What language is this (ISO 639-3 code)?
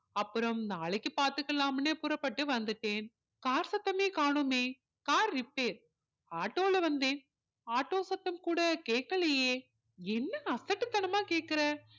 tam